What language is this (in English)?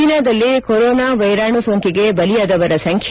Kannada